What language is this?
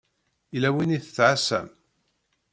Kabyle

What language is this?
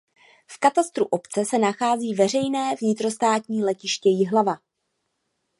Czech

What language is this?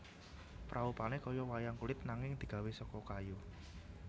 Javanese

